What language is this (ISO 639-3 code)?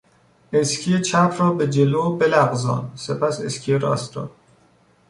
fas